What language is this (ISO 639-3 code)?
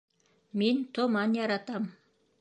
bak